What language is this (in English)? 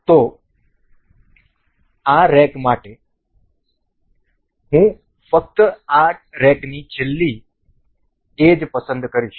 Gujarati